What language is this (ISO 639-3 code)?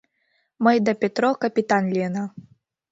chm